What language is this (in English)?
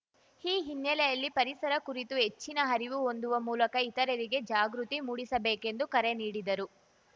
Kannada